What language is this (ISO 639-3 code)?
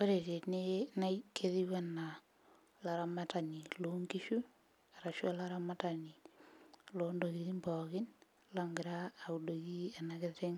mas